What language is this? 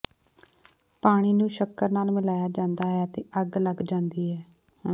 Punjabi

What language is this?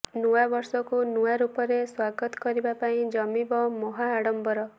Odia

